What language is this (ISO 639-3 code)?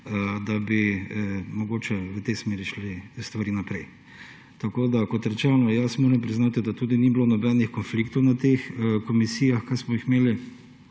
slv